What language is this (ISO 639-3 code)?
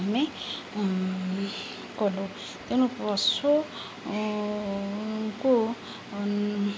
ori